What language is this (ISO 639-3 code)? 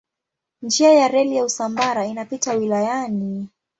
swa